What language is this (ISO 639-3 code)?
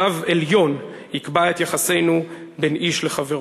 heb